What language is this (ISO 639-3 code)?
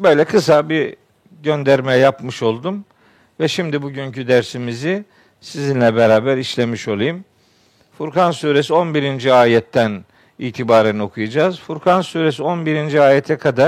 tur